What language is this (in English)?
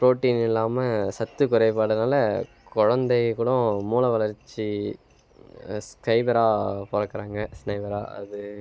Tamil